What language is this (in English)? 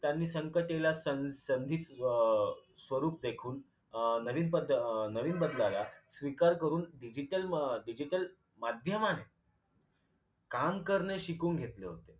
Marathi